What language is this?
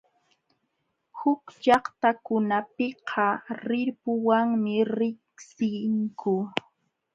Jauja Wanca Quechua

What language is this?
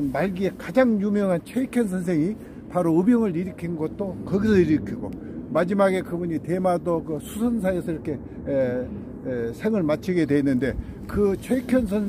Korean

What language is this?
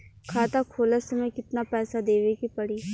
Bhojpuri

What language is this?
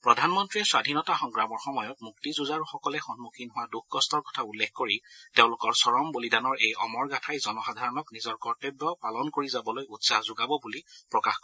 Assamese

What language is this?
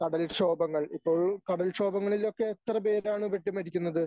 Malayalam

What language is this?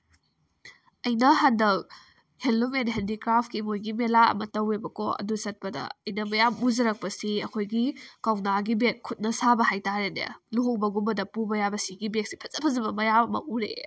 Manipuri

